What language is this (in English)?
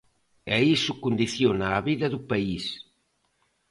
Galician